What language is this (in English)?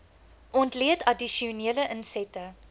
Afrikaans